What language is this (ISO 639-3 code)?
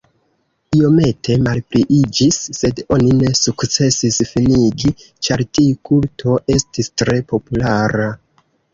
epo